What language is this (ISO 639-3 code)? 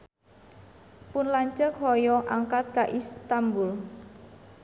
sun